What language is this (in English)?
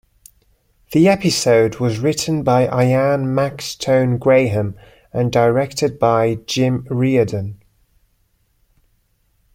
English